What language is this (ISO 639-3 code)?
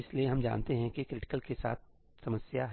hin